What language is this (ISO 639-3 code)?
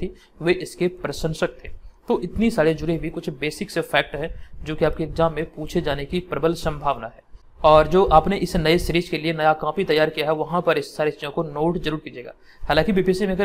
hin